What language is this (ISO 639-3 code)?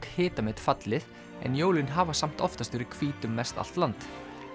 isl